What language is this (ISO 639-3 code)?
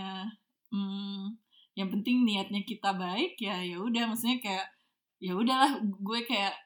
ind